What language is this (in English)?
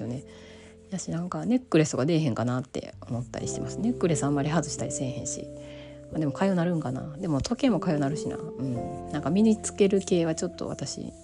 Japanese